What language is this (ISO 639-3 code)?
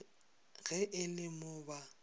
nso